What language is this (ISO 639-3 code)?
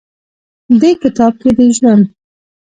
pus